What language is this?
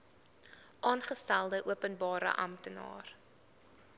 Afrikaans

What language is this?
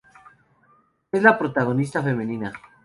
Spanish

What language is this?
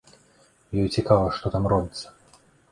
Belarusian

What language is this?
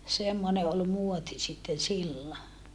Finnish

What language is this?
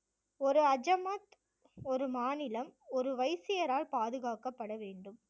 Tamil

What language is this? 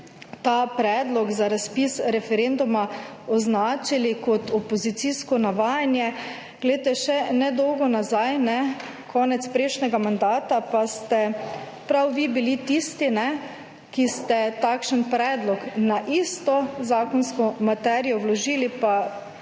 Slovenian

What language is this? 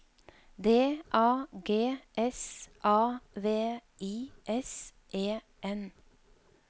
Norwegian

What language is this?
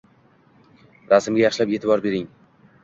Uzbek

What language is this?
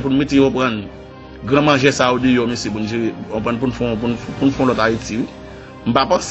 French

